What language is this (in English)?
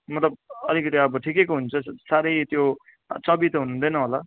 Nepali